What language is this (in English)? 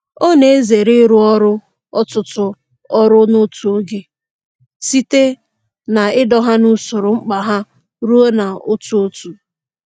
Igbo